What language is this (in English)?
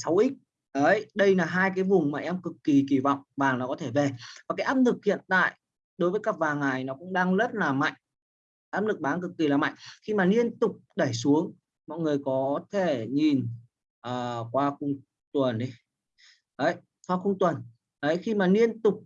Vietnamese